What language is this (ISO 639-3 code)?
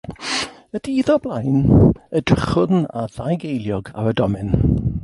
cym